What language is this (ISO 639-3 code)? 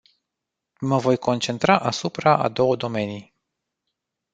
ron